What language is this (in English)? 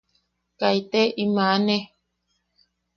Yaqui